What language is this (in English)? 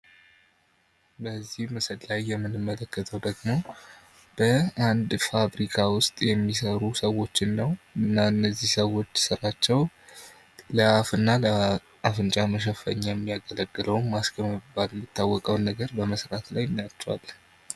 Amharic